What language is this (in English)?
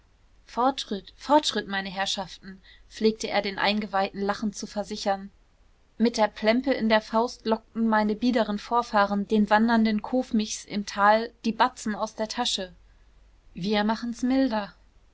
German